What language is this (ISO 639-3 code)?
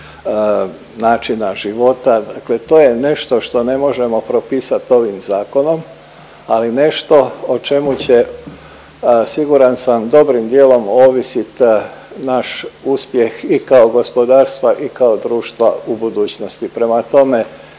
hrv